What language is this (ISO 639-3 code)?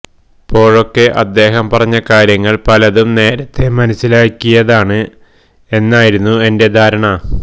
mal